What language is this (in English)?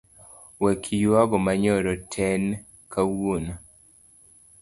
Luo (Kenya and Tanzania)